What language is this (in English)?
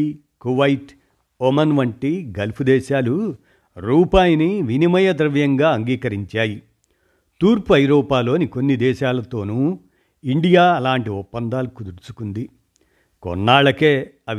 Telugu